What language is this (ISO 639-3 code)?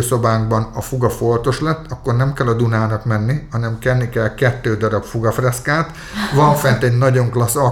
hun